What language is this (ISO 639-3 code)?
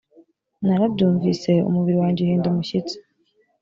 kin